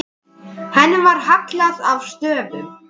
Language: Icelandic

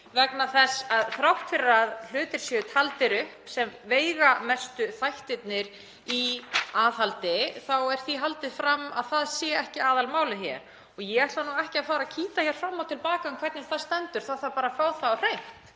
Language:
Icelandic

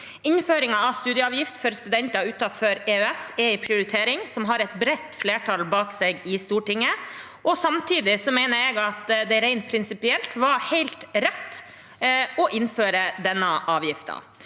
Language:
Norwegian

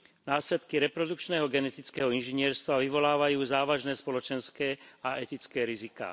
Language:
Slovak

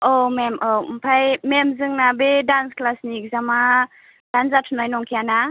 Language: Bodo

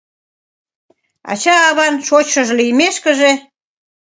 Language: Mari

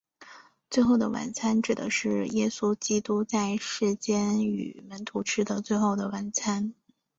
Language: Chinese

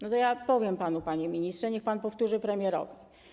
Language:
Polish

